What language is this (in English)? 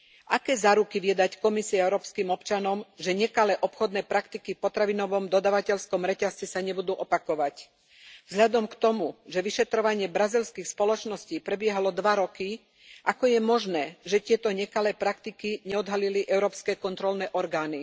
Slovak